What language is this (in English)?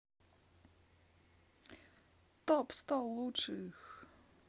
Russian